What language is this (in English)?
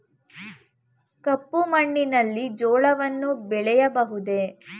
Kannada